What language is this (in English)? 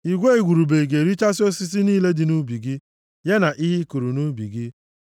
Igbo